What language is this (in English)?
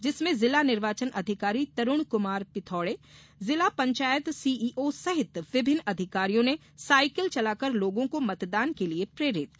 Hindi